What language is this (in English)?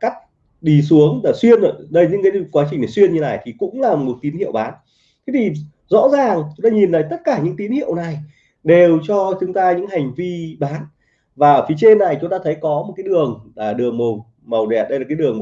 Vietnamese